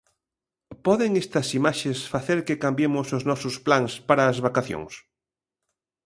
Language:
Galician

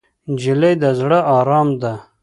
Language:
Pashto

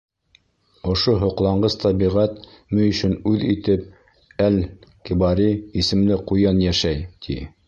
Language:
Bashkir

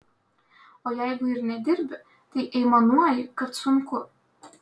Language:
Lithuanian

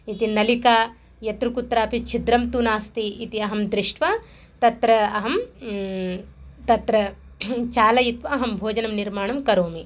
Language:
Sanskrit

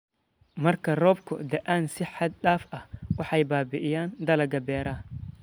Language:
Somali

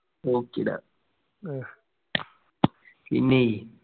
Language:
Malayalam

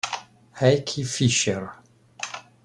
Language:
Italian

